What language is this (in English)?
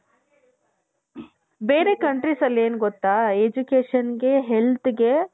Kannada